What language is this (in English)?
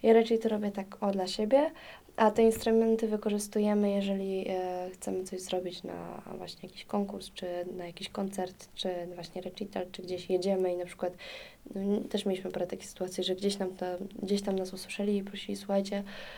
Polish